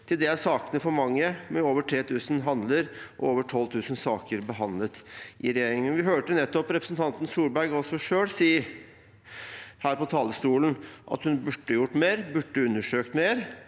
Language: Norwegian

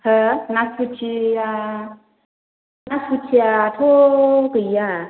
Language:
Bodo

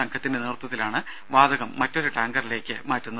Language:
Malayalam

